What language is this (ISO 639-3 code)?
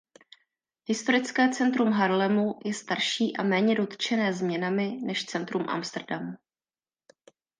ces